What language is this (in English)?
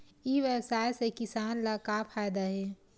Chhattisgarhi